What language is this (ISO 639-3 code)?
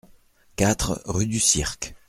fra